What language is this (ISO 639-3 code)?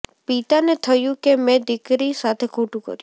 guj